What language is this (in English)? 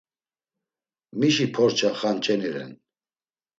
Laz